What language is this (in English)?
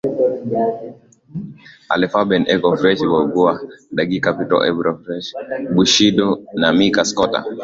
Swahili